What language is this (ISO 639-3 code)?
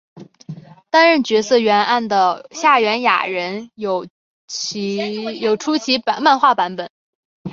zho